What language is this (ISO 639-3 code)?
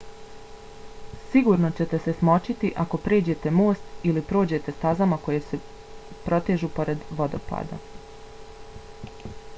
bos